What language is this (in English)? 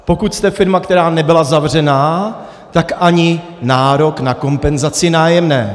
Czech